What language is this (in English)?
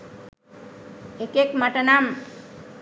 Sinhala